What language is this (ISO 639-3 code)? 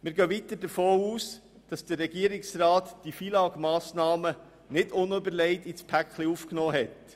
gsw